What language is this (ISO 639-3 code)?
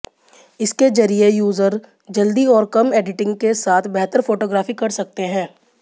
hin